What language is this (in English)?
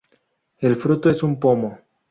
Spanish